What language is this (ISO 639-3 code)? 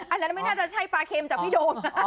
tha